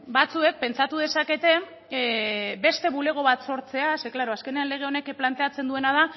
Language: Basque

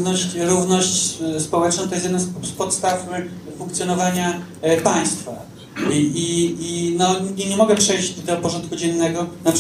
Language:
Polish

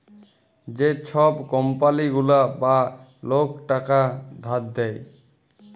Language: Bangla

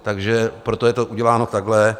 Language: Czech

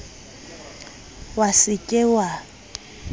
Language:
Southern Sotho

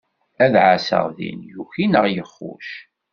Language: Kabyle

